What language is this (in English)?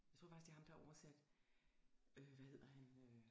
Danish